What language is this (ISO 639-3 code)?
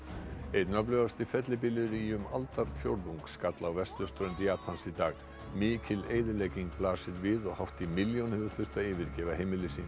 isl